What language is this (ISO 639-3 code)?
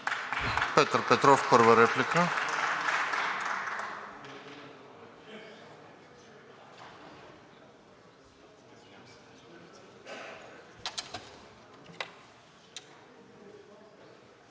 bul